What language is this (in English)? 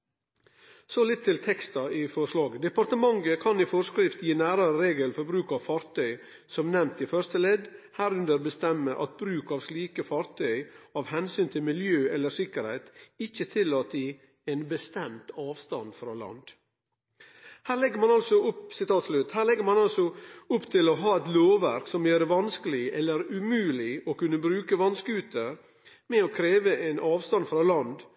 Norwegian Nynorsk